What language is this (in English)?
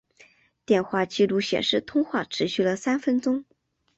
Chinese